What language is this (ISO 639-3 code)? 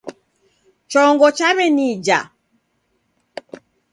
dav